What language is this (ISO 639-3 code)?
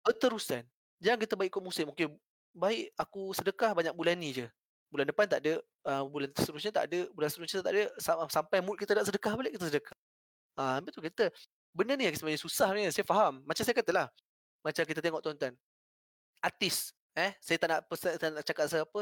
msa